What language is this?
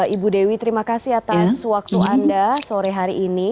Indonesian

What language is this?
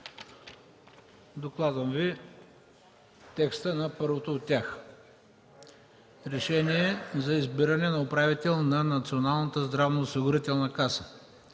Bulgarian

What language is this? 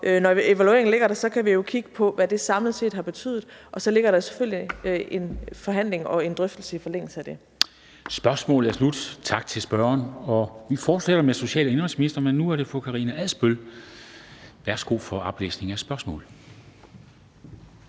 Danish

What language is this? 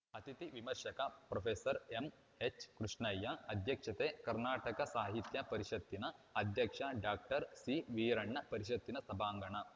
Kannada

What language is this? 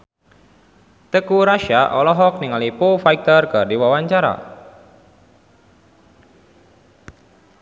Sundanese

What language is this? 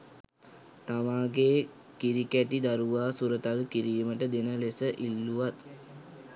Sinhala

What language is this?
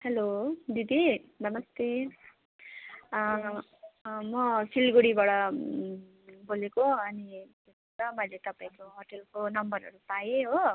Nepali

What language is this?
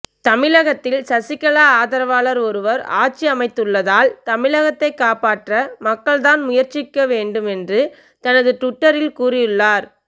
Tamil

